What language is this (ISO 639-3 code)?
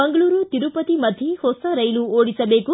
kan